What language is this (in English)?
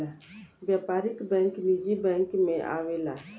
Bhojpuri